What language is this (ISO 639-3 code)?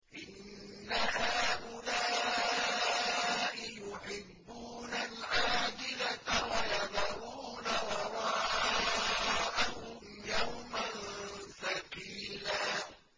ara